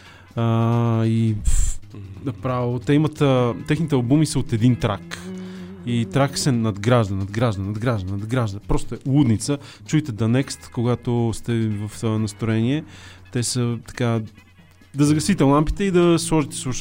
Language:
Bulgarian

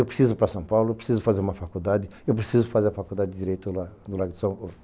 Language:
Portuguese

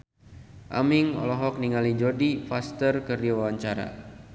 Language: Sundanese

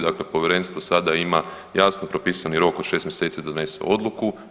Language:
Croatian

